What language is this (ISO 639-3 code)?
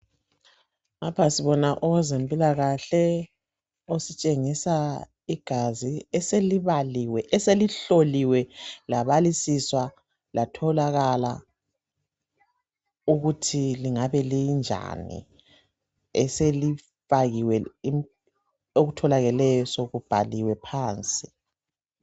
nde